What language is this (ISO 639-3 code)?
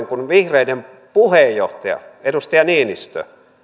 fin